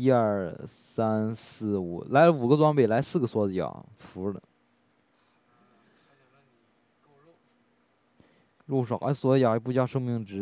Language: Chinese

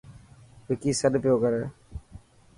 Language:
Dhatki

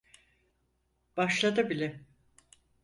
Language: Turkish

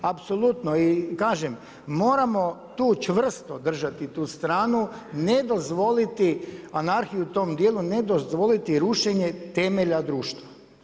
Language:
Croatian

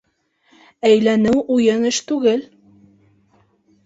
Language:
Bashkir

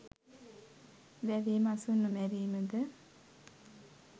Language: Sinhala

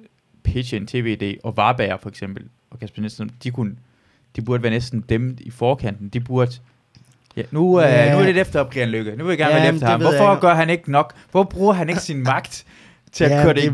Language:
Danish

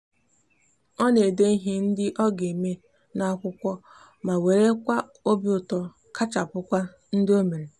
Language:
Igbo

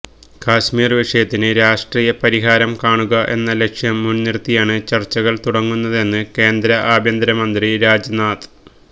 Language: Malayalam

